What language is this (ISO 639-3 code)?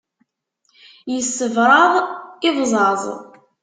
kab